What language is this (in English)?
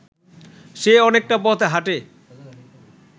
Bangla